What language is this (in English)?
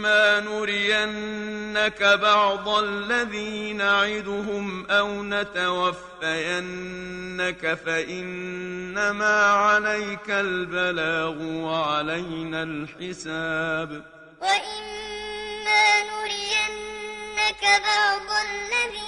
Arabic